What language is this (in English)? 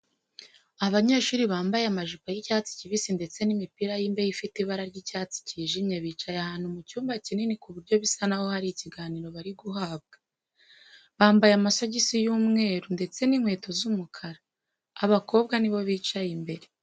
Kinyarwanda